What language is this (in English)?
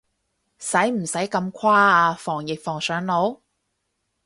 Cantonese